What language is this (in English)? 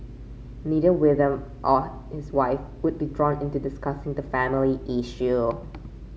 English